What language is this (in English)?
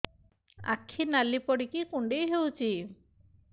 Odia